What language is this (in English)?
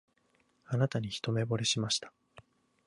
Japanese